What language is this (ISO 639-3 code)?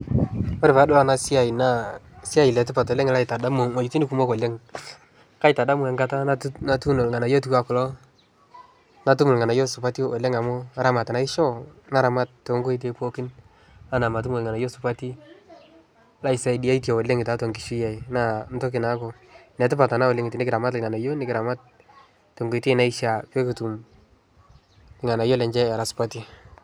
mas